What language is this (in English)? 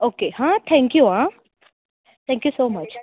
Konkani